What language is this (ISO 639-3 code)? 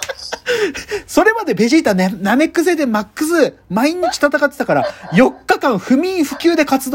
jpn